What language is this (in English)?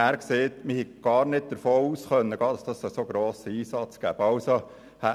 Swiss German